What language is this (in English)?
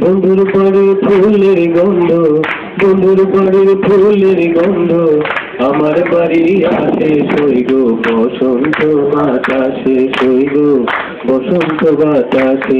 Bangla